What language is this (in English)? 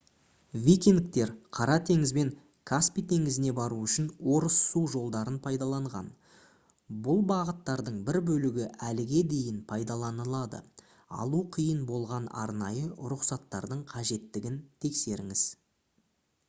Kazakh